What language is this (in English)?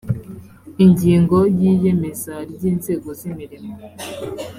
Kinyarwanda